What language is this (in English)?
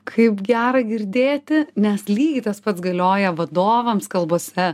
Lithuanian